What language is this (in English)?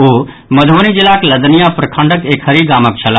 Maithili